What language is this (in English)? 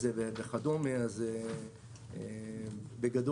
Hebrew